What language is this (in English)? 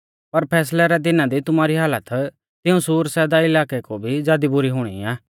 Mahasu Pahari